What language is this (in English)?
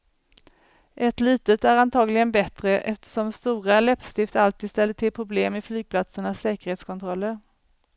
Swedish